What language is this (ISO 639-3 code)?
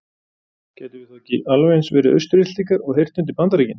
isl